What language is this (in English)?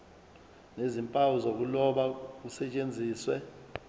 Zulu